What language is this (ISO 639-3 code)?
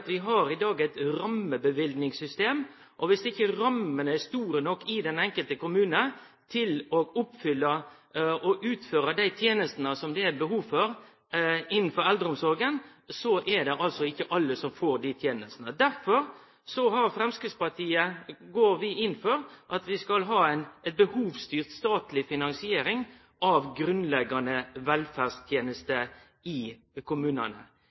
nno